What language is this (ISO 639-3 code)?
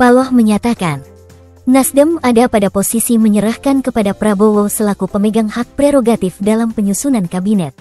ind